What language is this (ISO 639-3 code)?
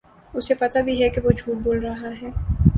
urd